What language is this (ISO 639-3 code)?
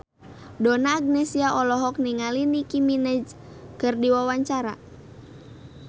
sun